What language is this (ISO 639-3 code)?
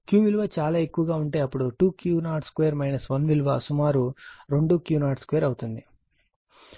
tel